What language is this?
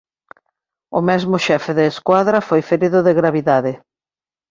Galician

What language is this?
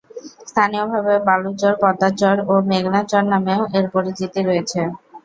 Bangla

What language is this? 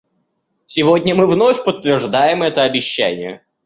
Russian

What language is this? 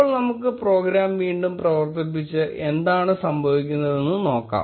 Malayalam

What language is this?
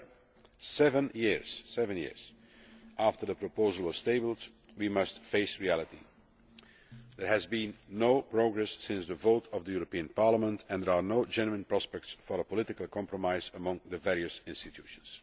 English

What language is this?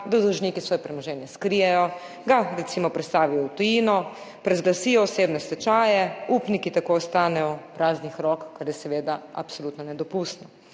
Slovenian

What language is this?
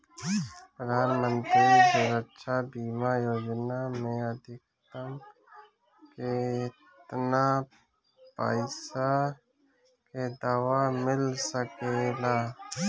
Bhojpuri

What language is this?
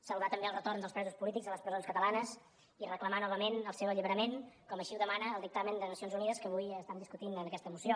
Catalan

